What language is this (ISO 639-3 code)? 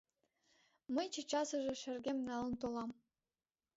chm